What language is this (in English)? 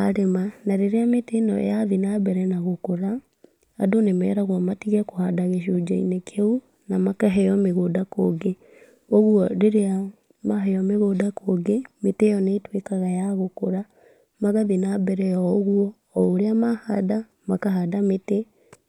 Kikuyu